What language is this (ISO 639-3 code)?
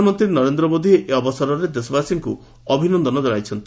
ori